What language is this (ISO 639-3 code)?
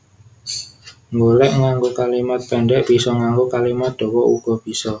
jav